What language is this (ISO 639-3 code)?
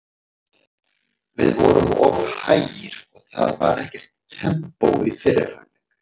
isl